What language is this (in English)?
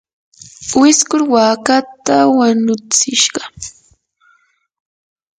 Yanahuanca Pasco Quechua